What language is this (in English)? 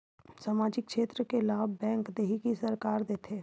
Chhattisgarhi